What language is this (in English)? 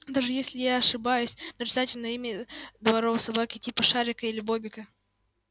Russian